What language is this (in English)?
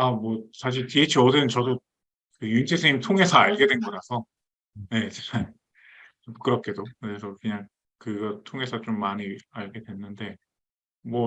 Korean